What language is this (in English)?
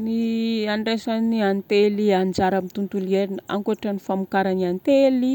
Northern Betsimisaraka Malagasy